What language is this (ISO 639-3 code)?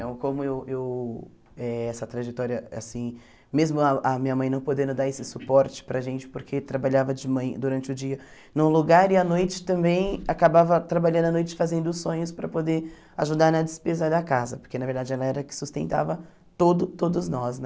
por